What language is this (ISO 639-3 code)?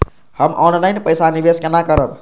mai